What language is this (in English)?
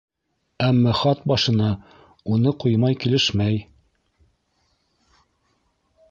Bashkir